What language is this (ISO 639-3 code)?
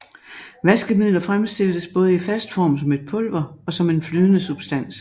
dan